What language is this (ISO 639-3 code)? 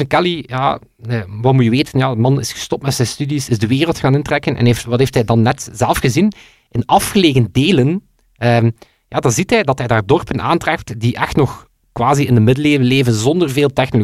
nld